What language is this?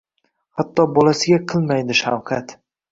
Uzbek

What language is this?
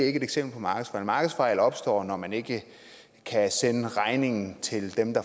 Danish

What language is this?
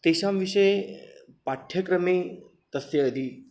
Sanskrit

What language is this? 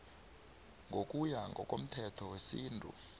South Ndebele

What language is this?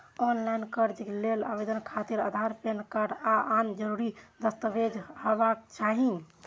Maithili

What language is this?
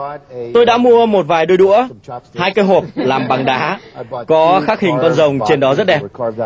Vietnamese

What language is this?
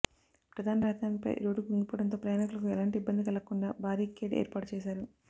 Telugu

